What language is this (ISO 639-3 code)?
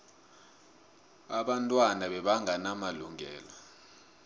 nbl